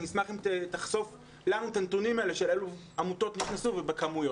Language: Hebrew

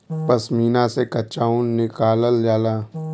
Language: Bhojpuri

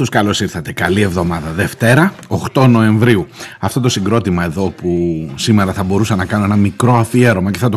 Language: Greek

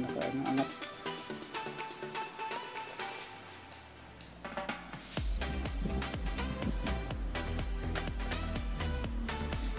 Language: Filipino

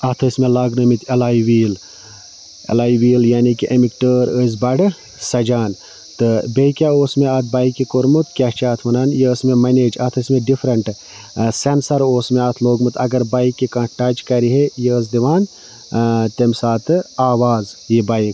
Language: Kashmiri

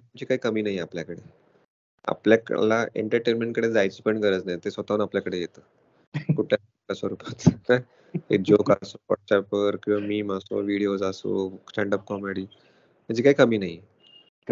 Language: Marathi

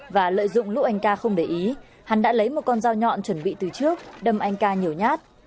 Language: Vietnamese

